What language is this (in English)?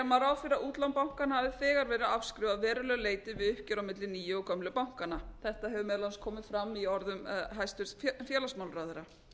Icelandic